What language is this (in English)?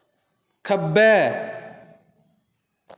Dogri